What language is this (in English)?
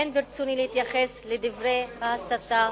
Hebrew